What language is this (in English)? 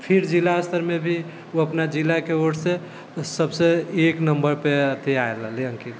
Maithili